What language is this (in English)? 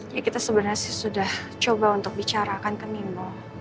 Indonesian